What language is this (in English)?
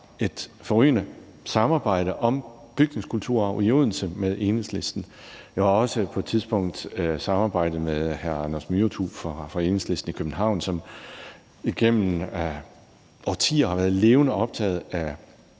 Danish